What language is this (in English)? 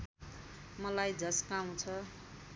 Nepali